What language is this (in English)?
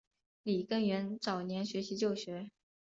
Chinese